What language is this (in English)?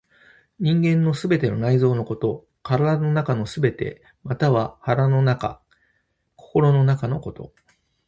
Japanese